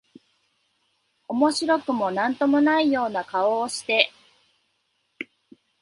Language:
Japanese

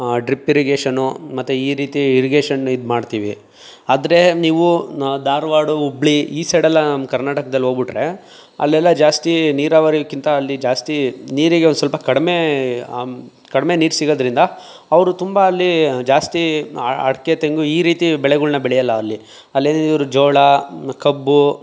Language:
Kannada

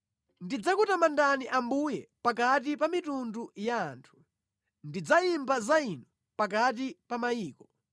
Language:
Nyanja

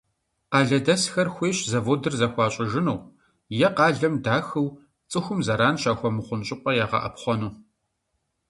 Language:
Kabardian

